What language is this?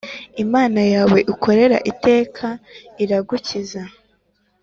Kinyarwanda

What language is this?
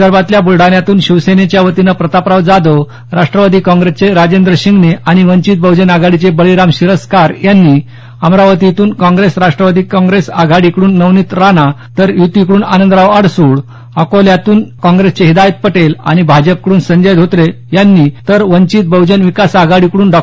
Marathi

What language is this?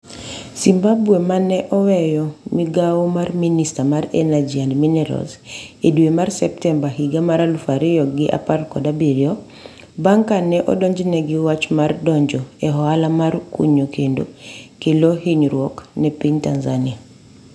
Luo (Kenya and Tanzania)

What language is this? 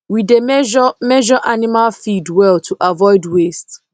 Nigerian Pidgin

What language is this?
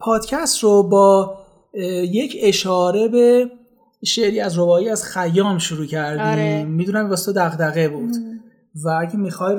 Persian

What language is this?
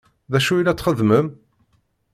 Kabyle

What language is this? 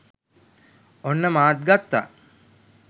Sinhala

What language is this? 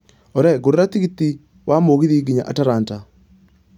Kikuyu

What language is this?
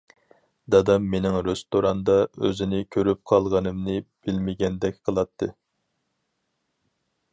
Uyghur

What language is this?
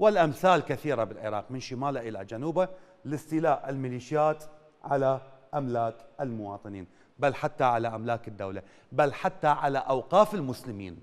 Arabic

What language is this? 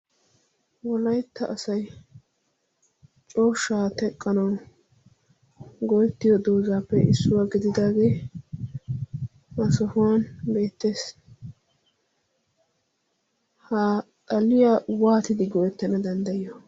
Wolaytta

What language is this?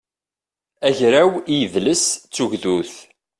Kabyle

